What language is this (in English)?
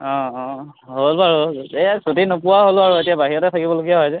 Assamese